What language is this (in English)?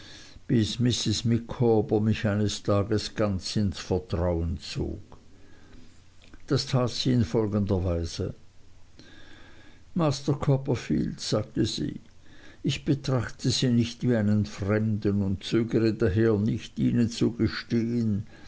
German